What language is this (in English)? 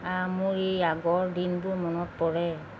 Assamese